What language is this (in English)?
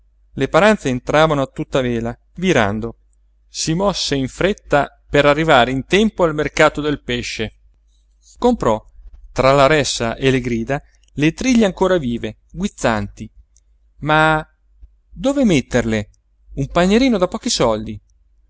Italian